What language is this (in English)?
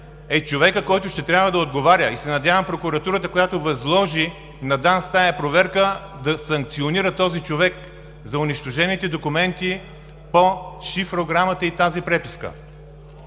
Bulgarian